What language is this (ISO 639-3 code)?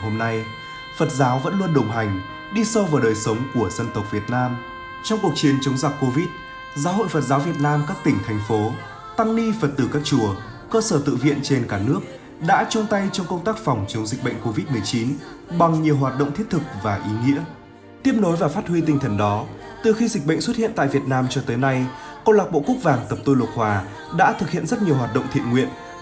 vie